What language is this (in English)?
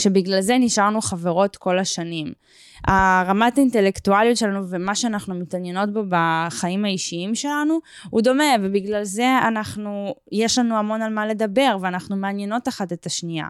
Hebrew